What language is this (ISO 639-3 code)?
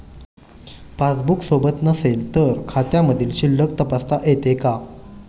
mar